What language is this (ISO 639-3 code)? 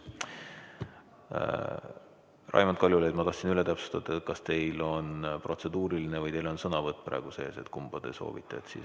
est